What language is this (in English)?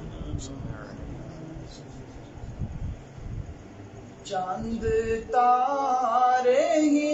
Arabic